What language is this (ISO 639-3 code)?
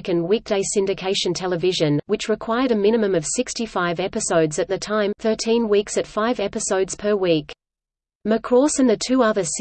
eng